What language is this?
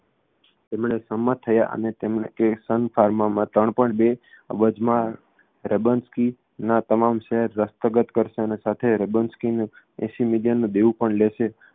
Gujarati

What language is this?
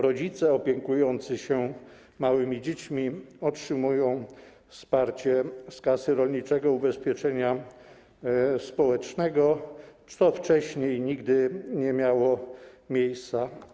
Polish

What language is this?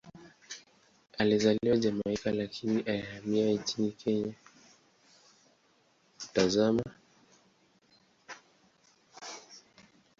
Swahili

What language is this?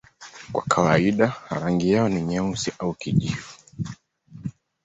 Swahili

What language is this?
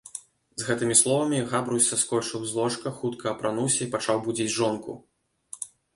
Belarusian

